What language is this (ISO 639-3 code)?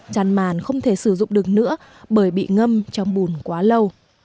vie